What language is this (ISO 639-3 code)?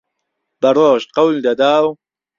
ckb